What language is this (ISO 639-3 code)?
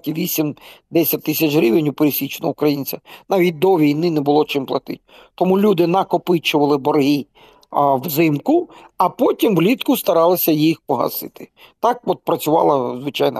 ukr